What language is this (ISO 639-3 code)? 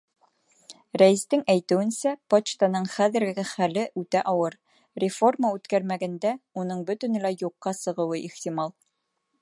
bak